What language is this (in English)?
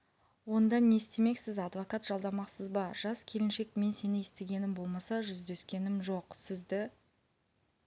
Kazakh